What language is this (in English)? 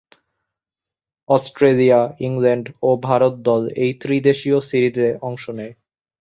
Bangla